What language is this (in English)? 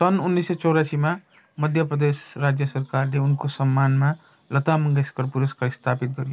Nepali